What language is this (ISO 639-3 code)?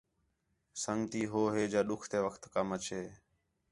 xhe